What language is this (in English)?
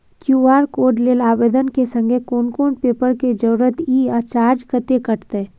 Maithili